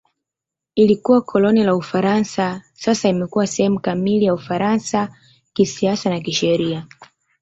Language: Swahili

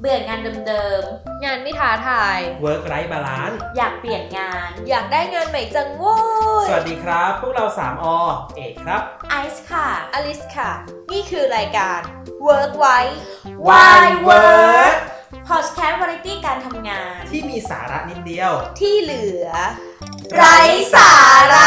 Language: Thai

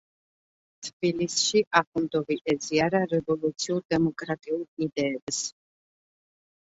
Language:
Georgian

